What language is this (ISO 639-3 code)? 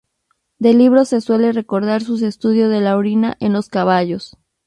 spa